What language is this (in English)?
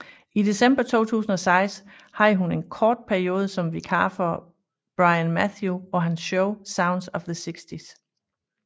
Danish